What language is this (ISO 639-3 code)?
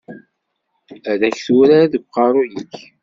kab